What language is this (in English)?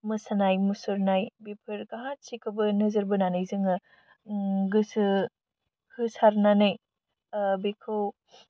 Bodo